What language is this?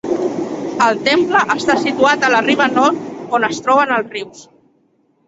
Catalan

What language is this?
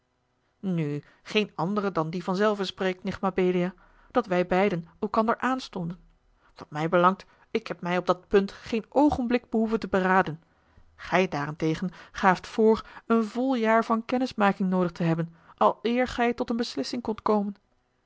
Dutch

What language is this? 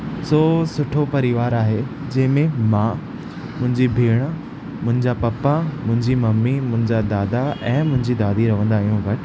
Sindhi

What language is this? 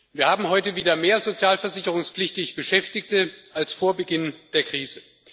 German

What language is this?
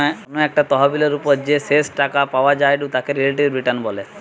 Bangla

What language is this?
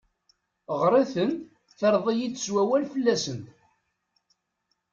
Kabyle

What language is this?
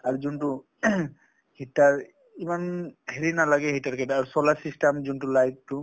Assamese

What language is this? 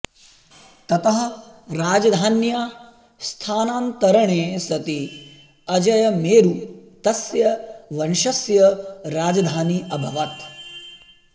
Sanskrit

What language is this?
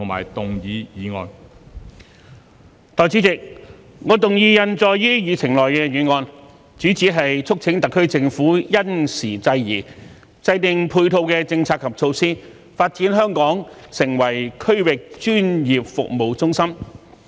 Cantonese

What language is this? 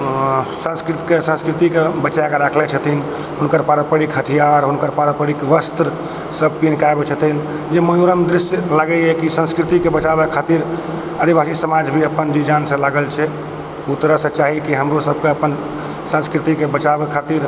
Maithili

